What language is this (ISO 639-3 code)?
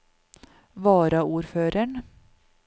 nor